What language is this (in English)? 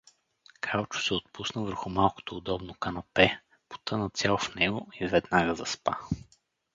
Bulgarian